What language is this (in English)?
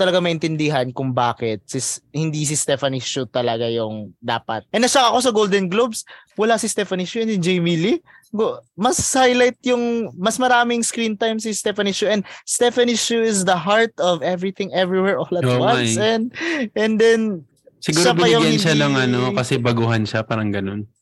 Filipino